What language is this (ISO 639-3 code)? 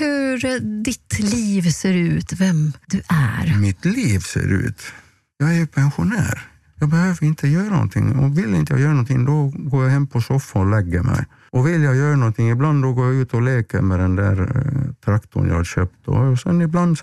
swe